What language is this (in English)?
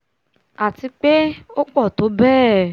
Yoruba